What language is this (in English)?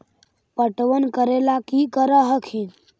Magahi